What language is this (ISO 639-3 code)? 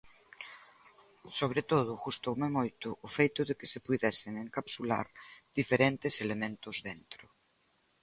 glg